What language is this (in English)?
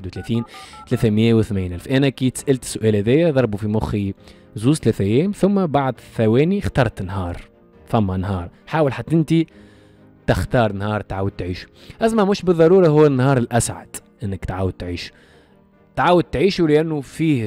Arabic